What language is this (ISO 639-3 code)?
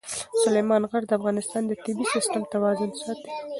pus